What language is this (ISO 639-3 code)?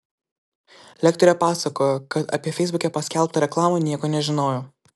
lit